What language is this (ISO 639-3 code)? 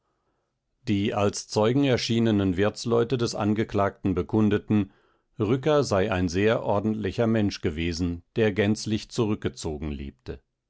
deu